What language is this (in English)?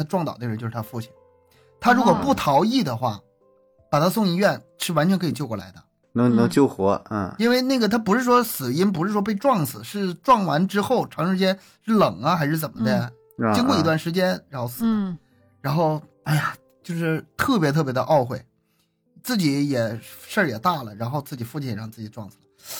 Chinese